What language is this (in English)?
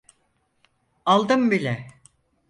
Turkish